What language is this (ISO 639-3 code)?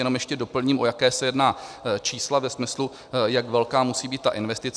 ces